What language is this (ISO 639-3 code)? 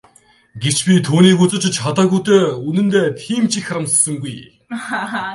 mon